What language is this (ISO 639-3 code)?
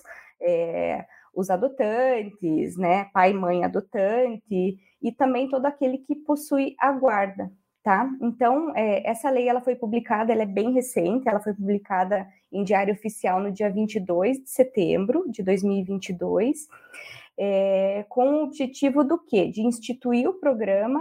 por